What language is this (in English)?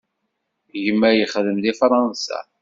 Kabyle